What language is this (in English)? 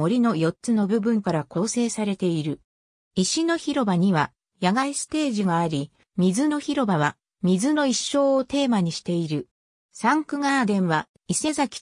Japanese